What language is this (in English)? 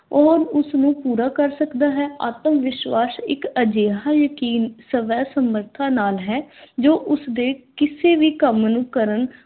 Punjabi